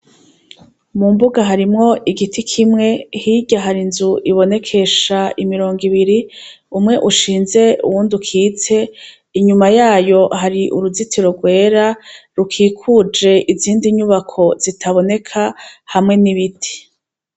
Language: Rundi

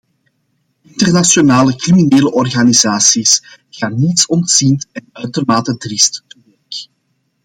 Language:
Dutch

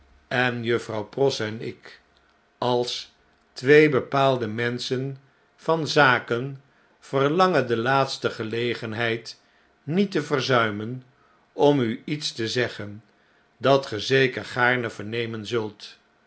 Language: Dutch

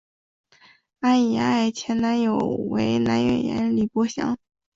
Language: Chinese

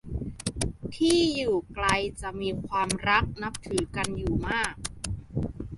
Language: Thai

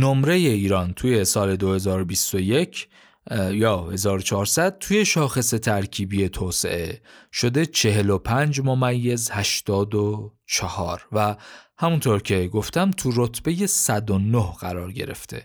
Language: Persian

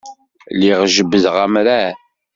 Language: Kabyle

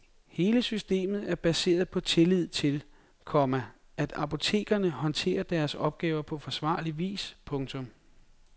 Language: Danish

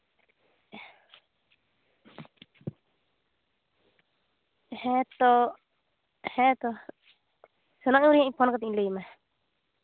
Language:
Santali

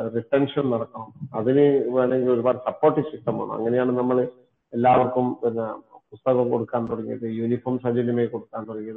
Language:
Malayalam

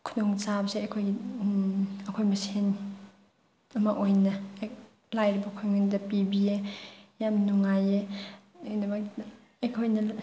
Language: Manipuri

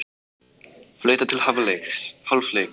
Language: Icelandic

